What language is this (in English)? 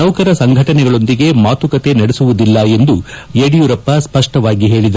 Kannada